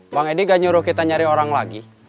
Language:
Indonesian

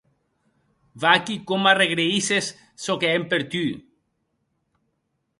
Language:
Occitan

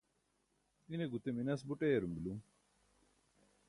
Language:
Burushaski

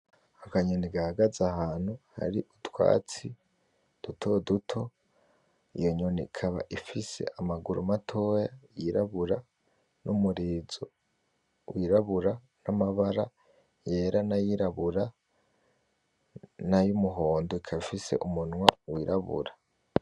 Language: Rundi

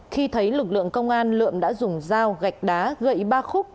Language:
Vietnamese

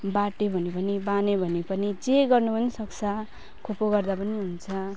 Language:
Nepali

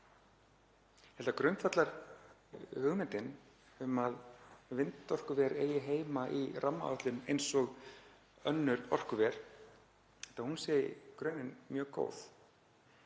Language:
Icelandic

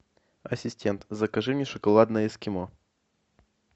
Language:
Russian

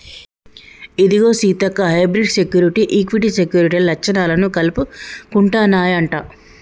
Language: Telugu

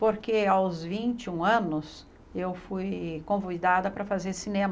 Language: Portuguese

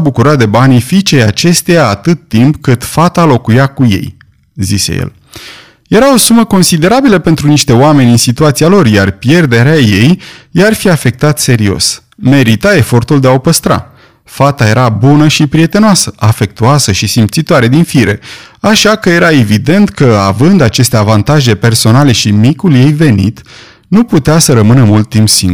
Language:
Romanian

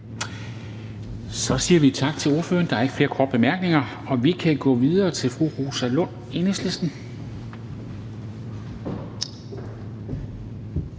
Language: Danish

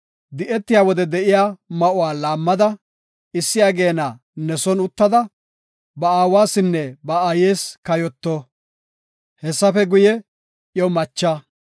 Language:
Gofa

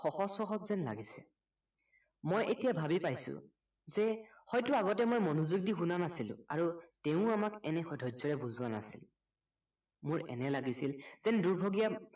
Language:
Assamese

